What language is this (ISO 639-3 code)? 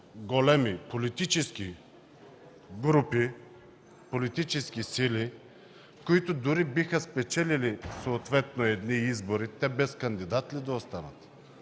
bul